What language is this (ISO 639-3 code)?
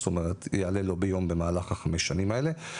heb